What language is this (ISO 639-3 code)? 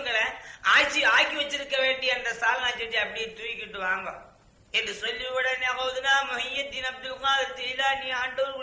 tam